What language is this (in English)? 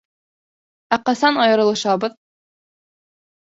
Bashkir